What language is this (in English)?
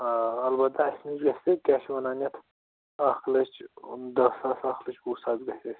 Kashmiri